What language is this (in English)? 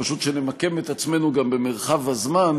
Hebrew